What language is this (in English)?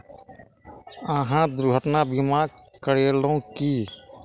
Maithili